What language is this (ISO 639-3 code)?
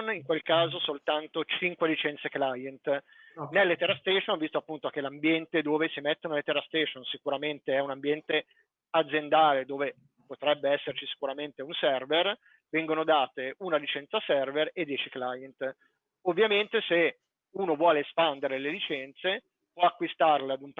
ita